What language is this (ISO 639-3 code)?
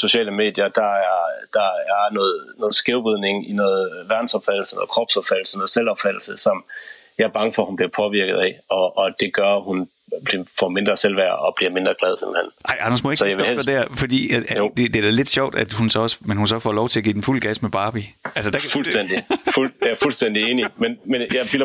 dan